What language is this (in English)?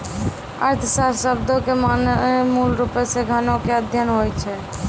Maithili